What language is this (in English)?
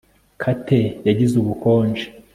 Kinyarwanda